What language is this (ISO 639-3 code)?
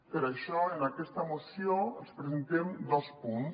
cat